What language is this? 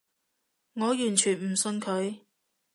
Cantonese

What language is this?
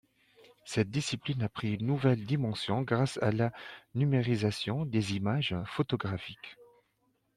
French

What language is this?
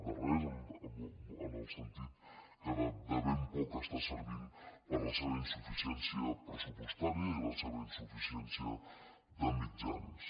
Catalan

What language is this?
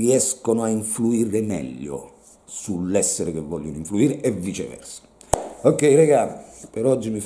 Italian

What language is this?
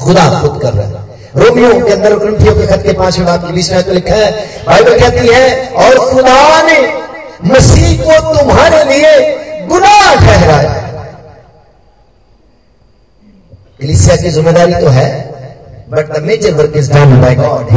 Hindi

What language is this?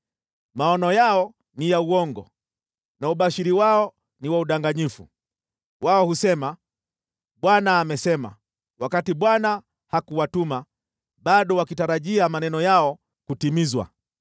Swahili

